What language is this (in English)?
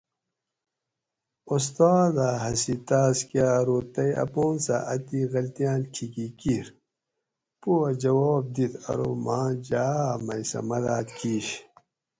Gawri